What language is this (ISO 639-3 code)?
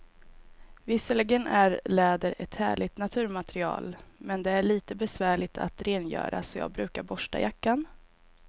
swe